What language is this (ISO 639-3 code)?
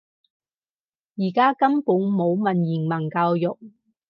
yue